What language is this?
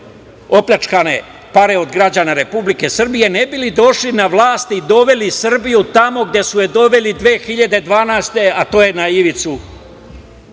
Serbian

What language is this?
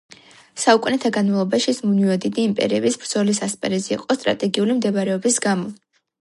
Georgian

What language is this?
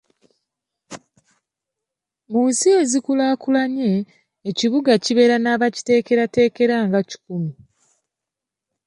Ganda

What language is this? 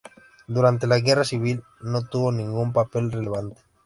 Spanish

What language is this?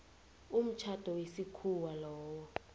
South Ndebele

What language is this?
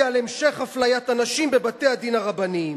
Hebrew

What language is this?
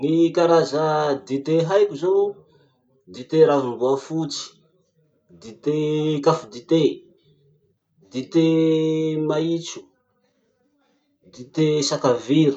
Masikoro Malagasy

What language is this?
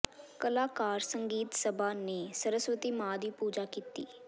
Punjabi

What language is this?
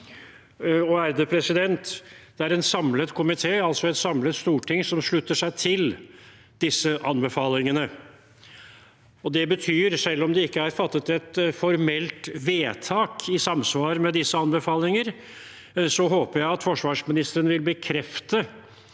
Norwegian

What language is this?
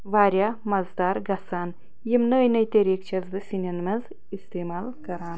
Kashmiri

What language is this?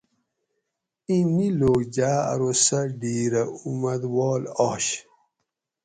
Gawri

